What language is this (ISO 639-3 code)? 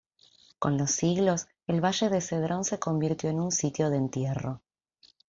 spa